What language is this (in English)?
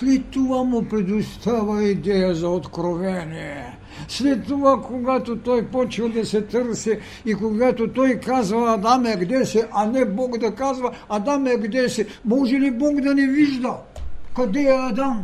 Bulgarian